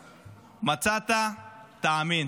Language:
Hebrew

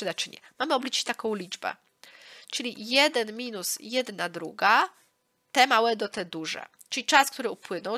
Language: Polish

